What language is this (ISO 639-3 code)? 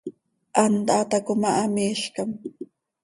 sei